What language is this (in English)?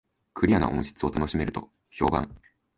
Japanese